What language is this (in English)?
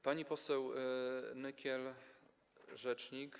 Polish